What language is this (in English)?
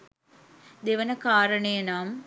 Sinhala